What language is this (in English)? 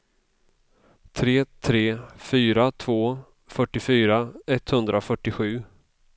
Swedish